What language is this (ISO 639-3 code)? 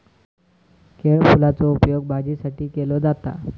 mar